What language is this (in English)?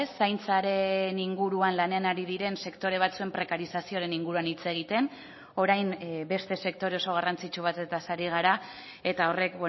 Basque